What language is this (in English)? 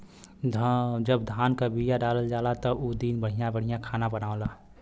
Bhojpuri